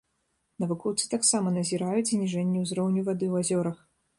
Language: Belarusian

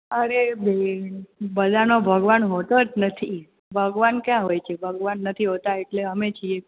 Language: Gujarati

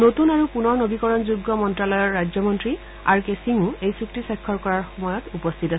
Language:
Assamese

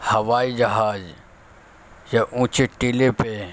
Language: Urdu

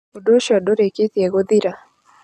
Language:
Kikuyu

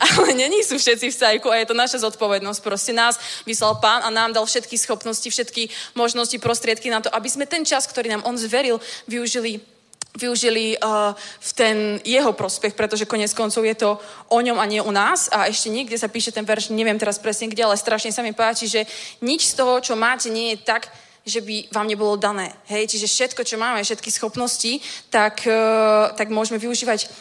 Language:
Czech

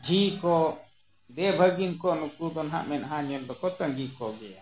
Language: Santali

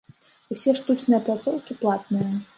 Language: Belarusian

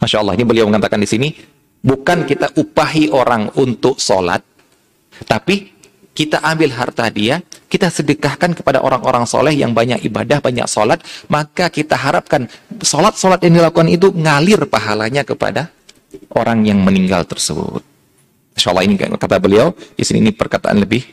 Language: Indonesian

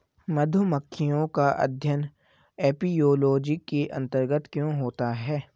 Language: Hindi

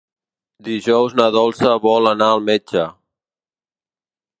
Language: Catalan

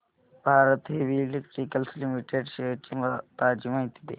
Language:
Marathi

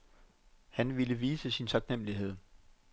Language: Danish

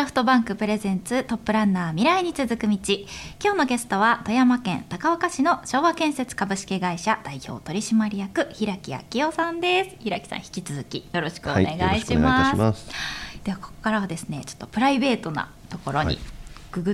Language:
Japanese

